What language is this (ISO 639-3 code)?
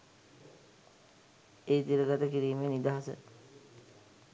sin